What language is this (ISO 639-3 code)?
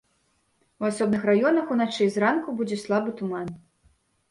bel